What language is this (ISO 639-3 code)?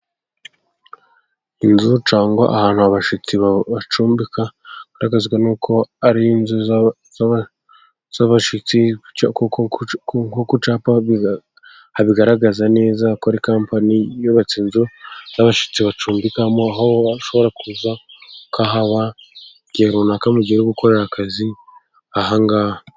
kin